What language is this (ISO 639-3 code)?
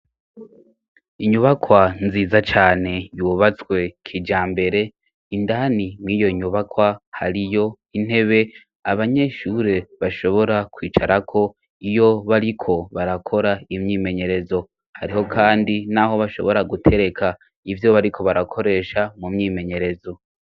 run